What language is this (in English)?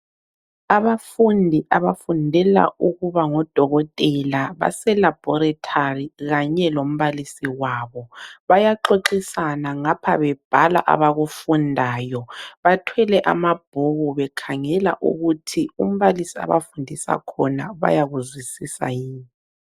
North Ndebele